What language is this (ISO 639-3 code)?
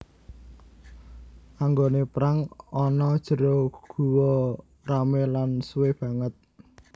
jav